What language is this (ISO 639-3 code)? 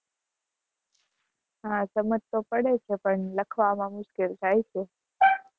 guj